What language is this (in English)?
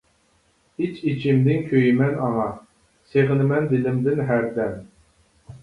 Uyghur